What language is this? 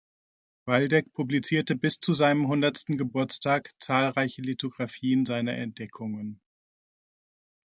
German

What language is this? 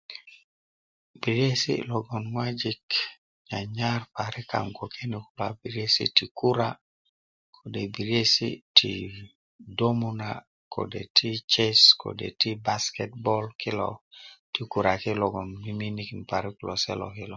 Kuku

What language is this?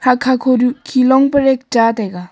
Wancho Naga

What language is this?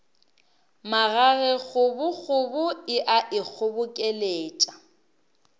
Northern Sotho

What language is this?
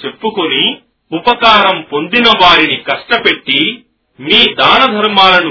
Telugu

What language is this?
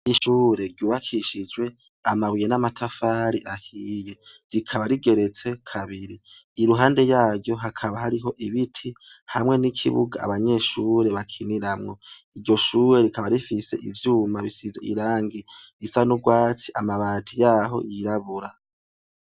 Rundi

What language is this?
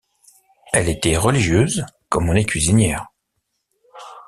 French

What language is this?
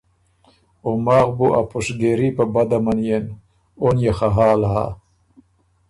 Ormuri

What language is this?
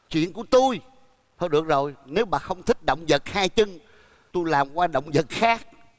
Vietnamese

